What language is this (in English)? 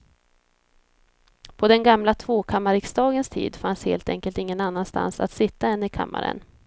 Swedish